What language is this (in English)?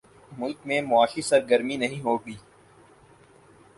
Urdu